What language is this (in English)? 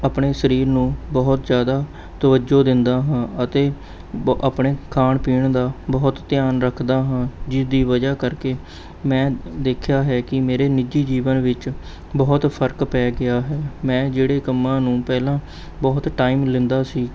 Punjabi